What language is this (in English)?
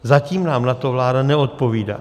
Czech